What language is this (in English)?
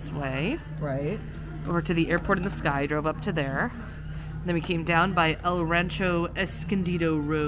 English